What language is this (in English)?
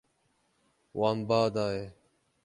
Kurdish